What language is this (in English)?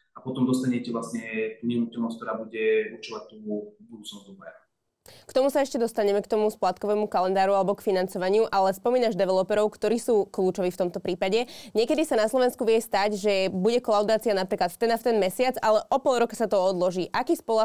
Slovak